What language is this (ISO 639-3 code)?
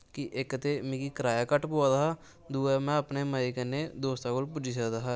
doi